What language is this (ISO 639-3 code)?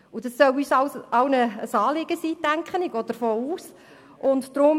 gsw